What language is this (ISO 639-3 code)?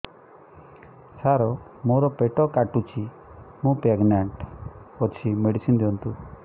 ori